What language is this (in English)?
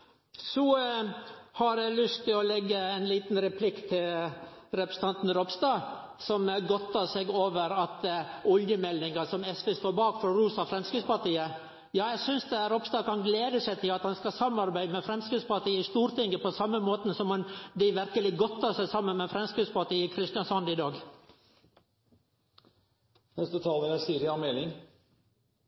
Norwegian Nynorsk